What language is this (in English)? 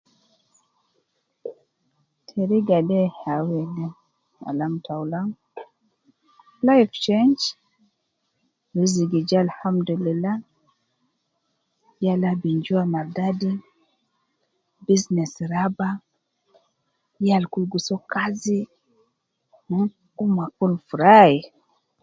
Nubi